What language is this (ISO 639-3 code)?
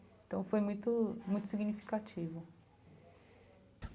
por